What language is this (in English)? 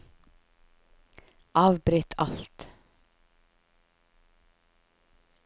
Norwegian